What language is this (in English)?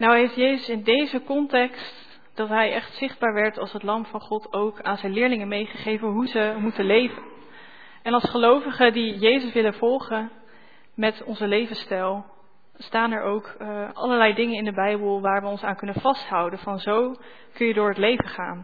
Dutch